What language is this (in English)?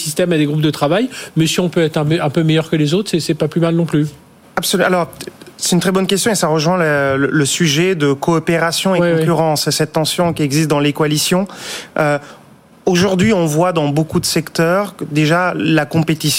French